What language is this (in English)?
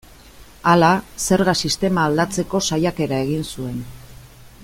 Basque